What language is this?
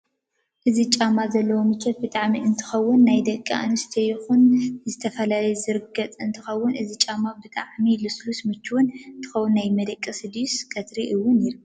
Tigrinya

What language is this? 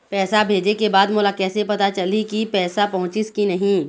Chhattisgarhi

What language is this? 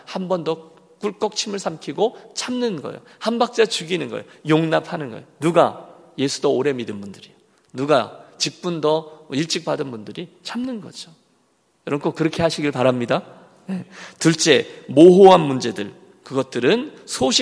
Korean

